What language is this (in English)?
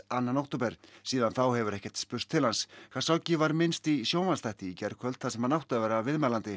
Icelandic